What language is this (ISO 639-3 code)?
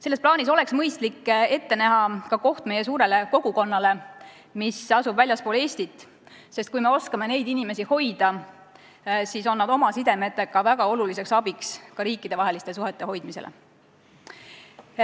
est